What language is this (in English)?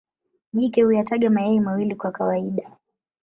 Swahili